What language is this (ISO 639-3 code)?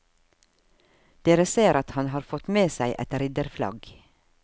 nor